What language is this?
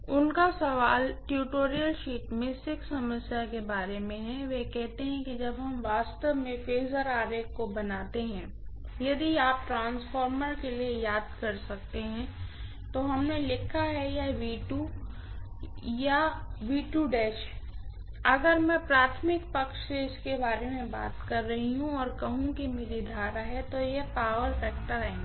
Hindi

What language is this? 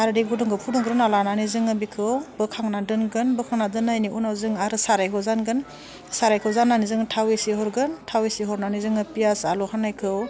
Bodo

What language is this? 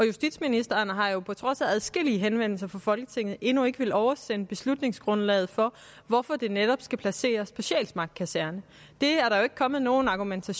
Danish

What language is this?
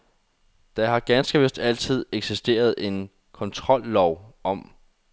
Danish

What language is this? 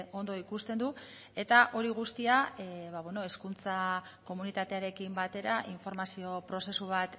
Basque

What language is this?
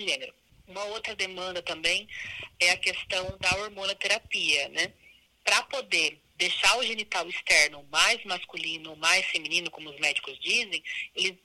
Portuguese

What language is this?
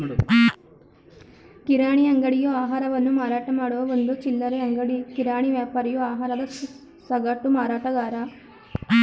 Kannada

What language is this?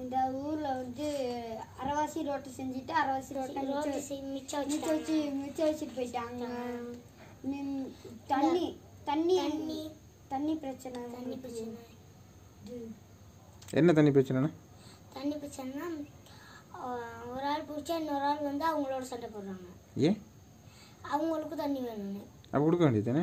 Turkish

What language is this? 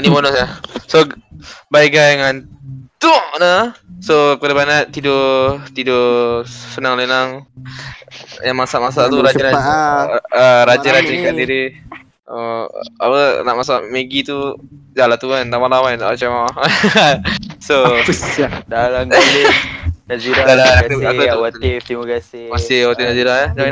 Malay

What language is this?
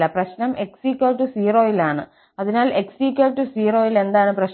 Malayalam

